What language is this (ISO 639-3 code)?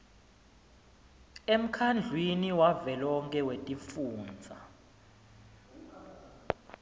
ssw